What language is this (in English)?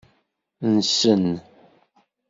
Kabyle